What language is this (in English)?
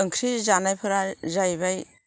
Bodo